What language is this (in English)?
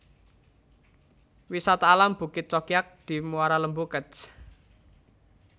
Javanese